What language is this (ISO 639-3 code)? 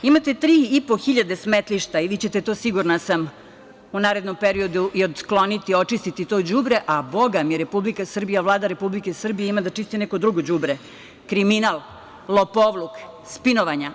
srp